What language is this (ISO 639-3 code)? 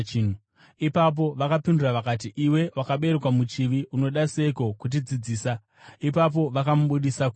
sna